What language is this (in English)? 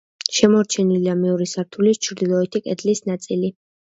Georgian